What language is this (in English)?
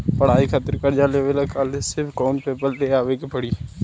Bhojpuri